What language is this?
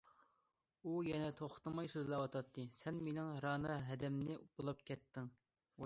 Uyghur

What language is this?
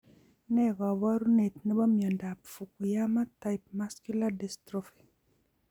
Kalenjin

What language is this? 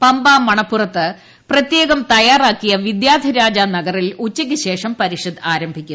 Malayalam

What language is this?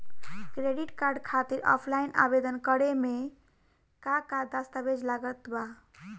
Bhojpuri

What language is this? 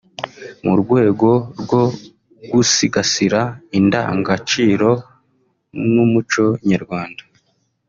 Kinyarwanda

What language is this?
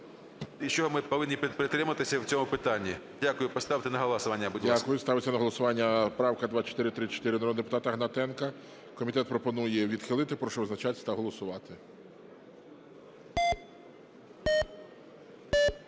Ukrainian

